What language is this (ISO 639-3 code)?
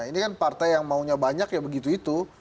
ind